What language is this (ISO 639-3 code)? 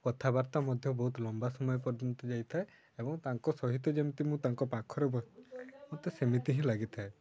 ori